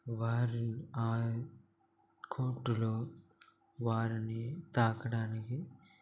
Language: Telugu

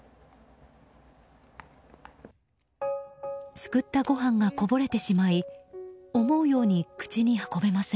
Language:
Japanese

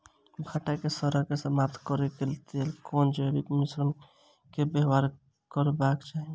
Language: Maithili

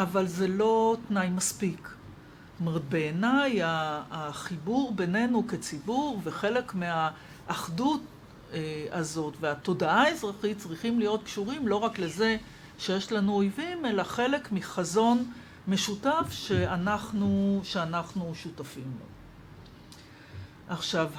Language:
Hebrew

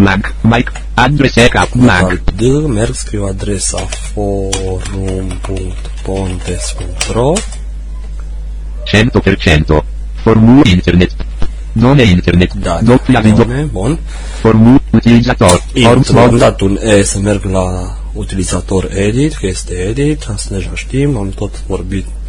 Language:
Romanian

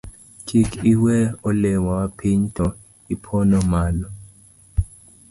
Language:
Luo (Kenya and Tanzania)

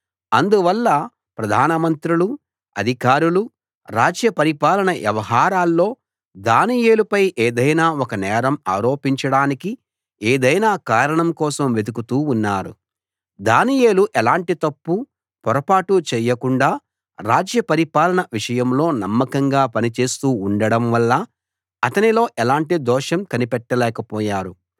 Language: Telugu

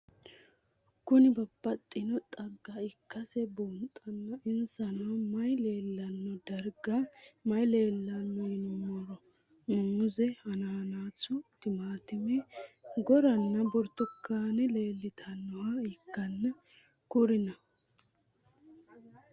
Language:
Sidamo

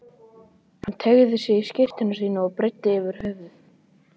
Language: Icelandic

